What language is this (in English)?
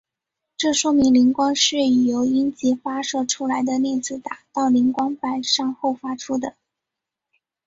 Chinese